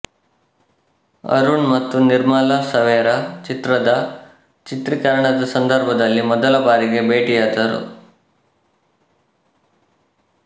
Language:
Kannada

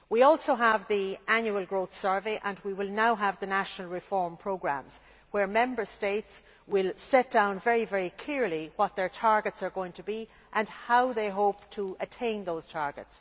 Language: English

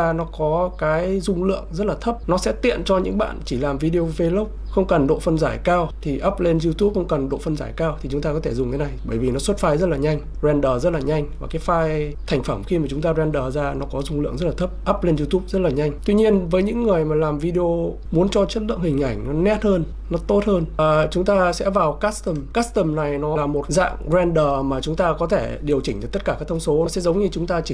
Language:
Vietnamese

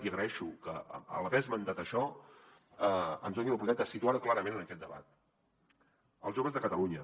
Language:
Catalan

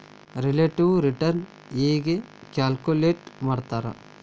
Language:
Kannada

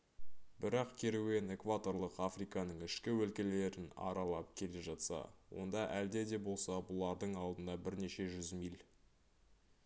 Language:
Kazakh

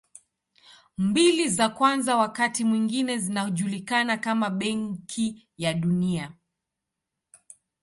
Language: Swahili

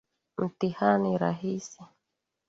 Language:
Swahili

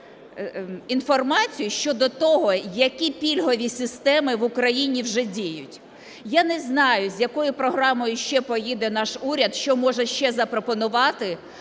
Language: Ukrainian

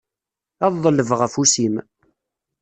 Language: Kabyle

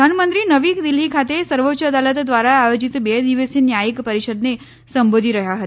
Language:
Gujarati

